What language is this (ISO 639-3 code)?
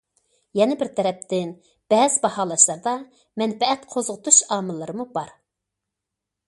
uig